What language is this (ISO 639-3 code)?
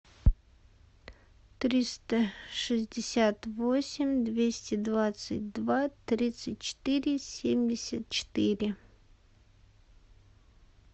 rus